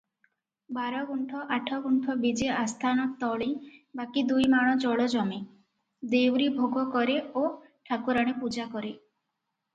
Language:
Odia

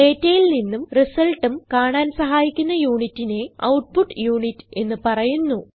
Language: Malayalam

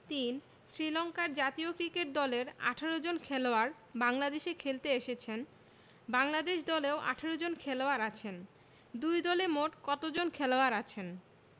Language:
Bangla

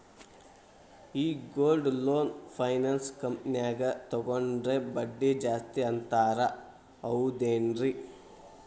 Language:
Kannada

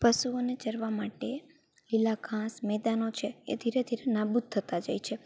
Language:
Gujarati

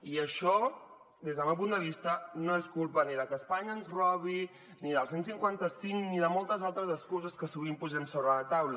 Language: Catalan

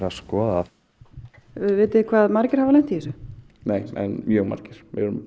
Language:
Icelandic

